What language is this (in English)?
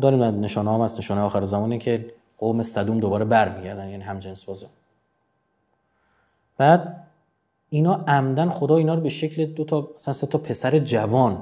Persian